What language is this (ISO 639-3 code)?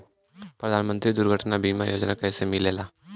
bho